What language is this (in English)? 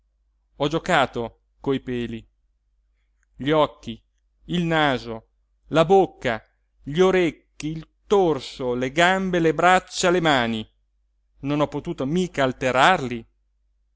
Italian